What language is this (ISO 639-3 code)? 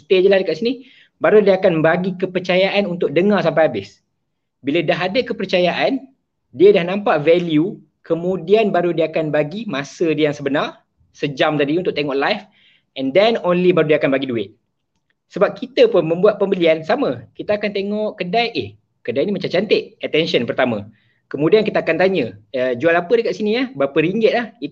msa